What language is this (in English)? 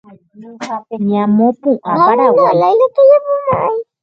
Guarani